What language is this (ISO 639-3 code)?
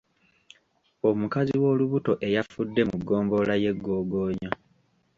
lug